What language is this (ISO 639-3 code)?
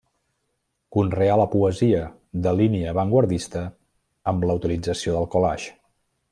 cat